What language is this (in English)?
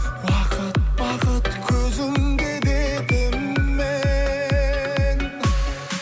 Kazakh